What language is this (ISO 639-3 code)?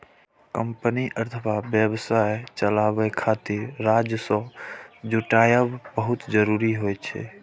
mai